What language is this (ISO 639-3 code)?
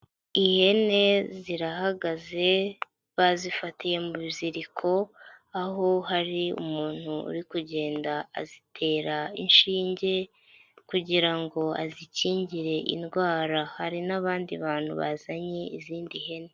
kin